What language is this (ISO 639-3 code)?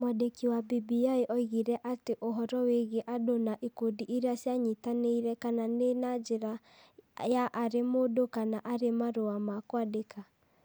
kik